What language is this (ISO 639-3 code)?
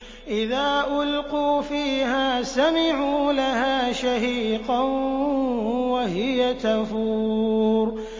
ara